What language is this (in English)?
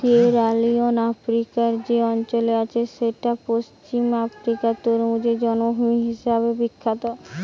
Bangla